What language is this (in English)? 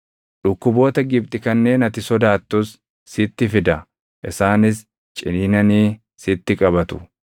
Oromo